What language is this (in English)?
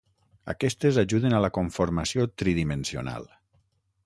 Catalan